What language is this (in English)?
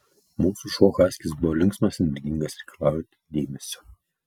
Lithuanian